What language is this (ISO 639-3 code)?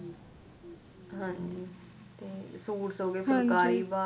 pan